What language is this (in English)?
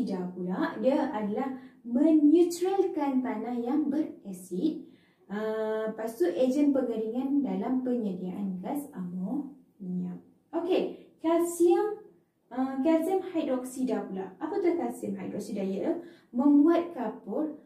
Malay